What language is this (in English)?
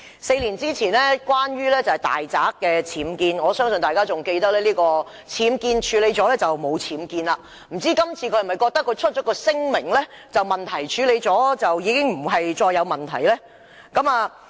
Cantonese